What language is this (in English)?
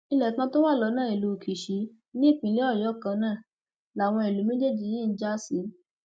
Yoruba